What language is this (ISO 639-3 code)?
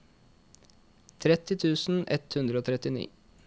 nor